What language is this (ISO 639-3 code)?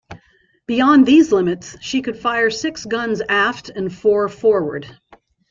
eng